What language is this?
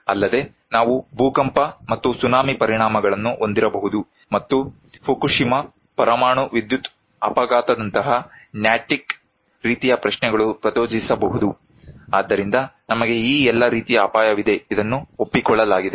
Kannada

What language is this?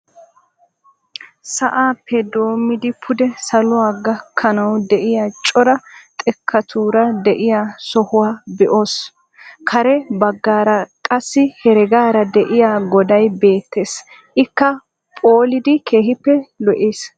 Wolaytta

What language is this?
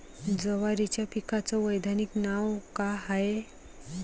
Marathi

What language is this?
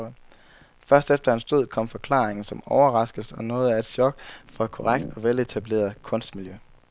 Danish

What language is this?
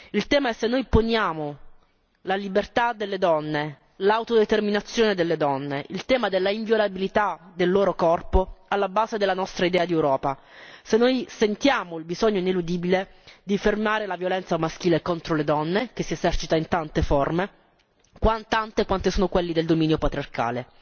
Italian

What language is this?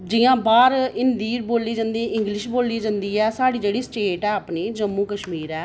Dogri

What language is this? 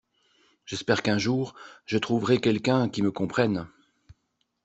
French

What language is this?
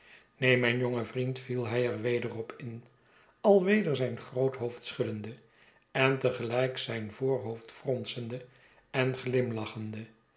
Dutch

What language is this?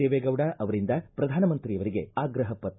Kannada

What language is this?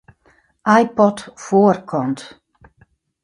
Western Frisian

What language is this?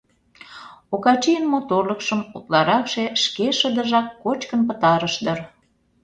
Mari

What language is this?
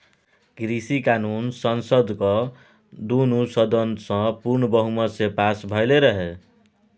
Maithili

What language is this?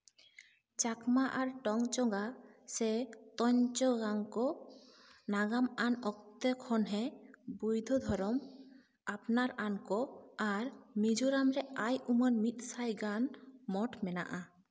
Santali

